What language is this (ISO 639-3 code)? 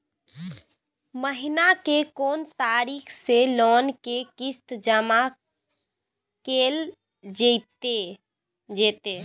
mai